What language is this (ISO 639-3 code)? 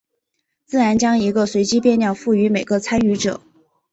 zho